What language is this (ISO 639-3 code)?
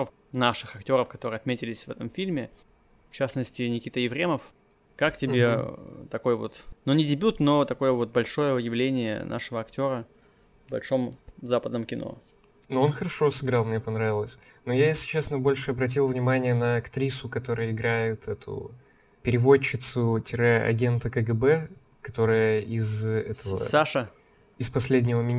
rus